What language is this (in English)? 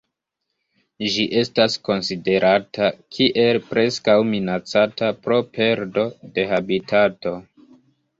Esperanto